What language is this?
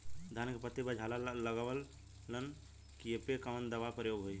Bhojpuri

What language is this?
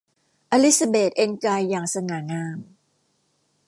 Thai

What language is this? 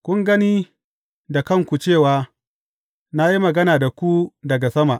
Hausa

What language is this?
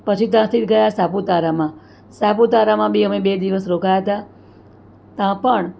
Gujarati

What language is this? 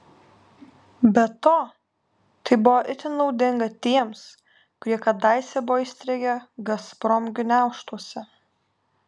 Lithuanian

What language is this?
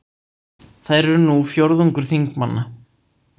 Icelandic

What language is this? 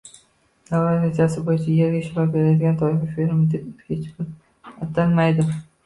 Uzbek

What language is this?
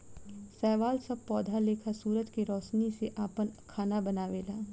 Bhojpuri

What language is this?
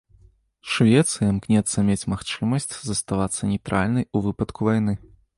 Belarusian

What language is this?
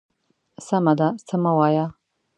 Pashto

